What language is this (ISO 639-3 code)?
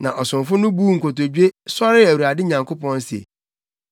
aka